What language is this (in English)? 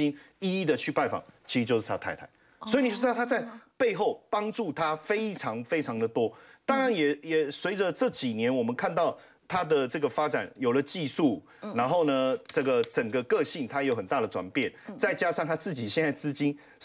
Chinese